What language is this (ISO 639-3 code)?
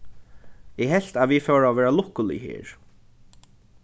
fao